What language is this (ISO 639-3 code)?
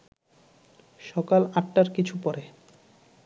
ben